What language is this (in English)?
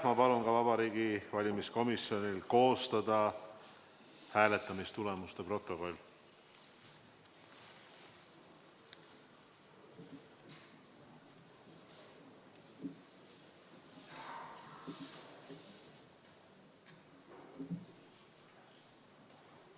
Estonian